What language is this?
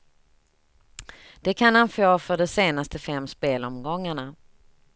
Swedish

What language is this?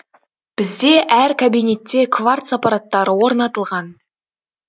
Kazakh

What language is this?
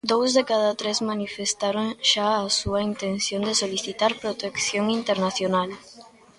Galician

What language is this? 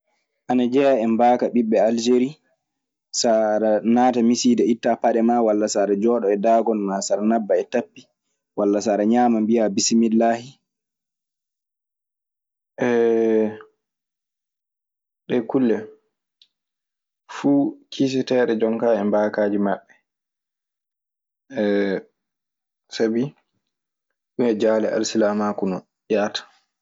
Maasina Fulfulde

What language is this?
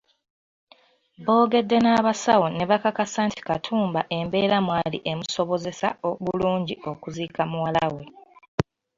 Ganda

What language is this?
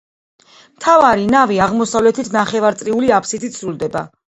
Georgian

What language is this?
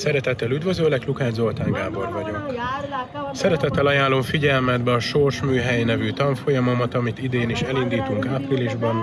Hungarian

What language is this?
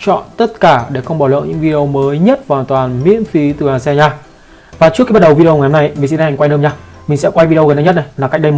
Vietnamese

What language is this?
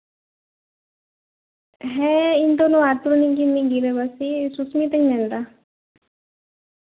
Santali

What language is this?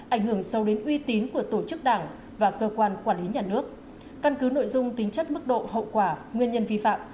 Vietnamese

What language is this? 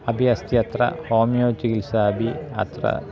Sanskrit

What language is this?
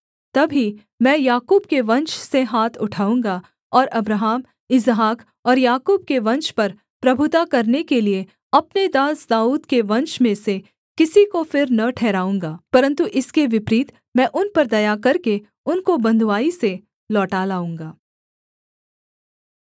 Hindi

